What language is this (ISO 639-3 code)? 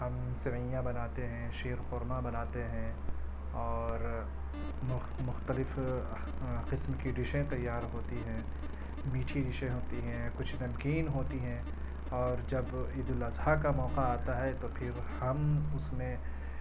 urd